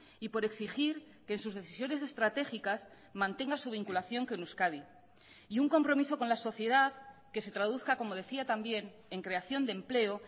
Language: Spanish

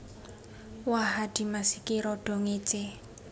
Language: Javanese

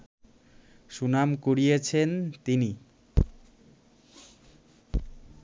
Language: Bangla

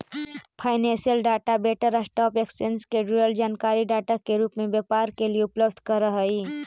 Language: Magahi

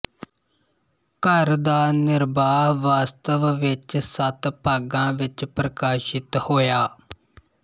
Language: Punjabi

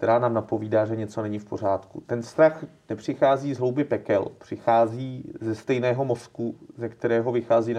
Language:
Czech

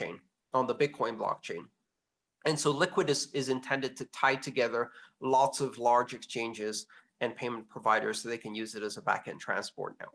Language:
English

